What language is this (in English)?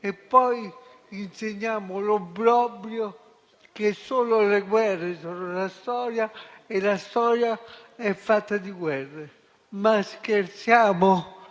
Italian